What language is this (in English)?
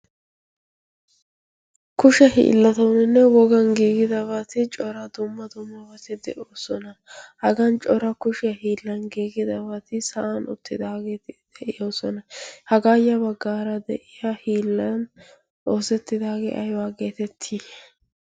Wolaytta